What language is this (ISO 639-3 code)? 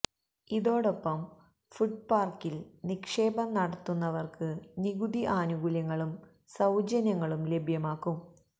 mal